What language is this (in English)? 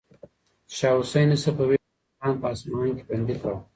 Pashto